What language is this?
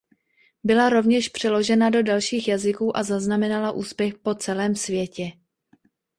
Czech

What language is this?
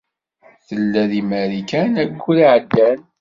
Kabyle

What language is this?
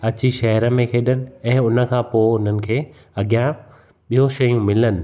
Sindhi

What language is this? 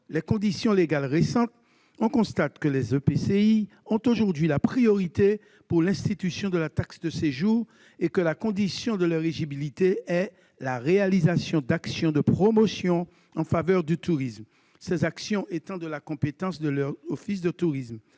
French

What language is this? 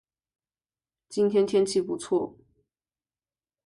Chinese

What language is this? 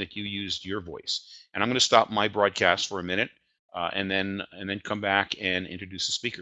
English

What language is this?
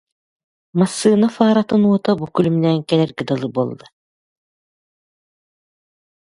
Yakut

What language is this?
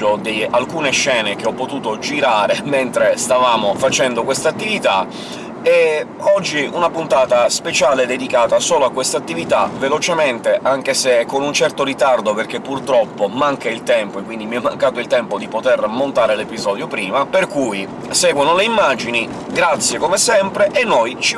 Italian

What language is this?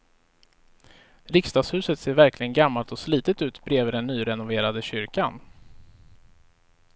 Swedish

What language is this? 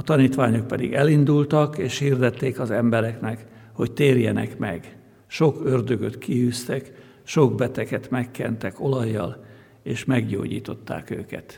Hungarian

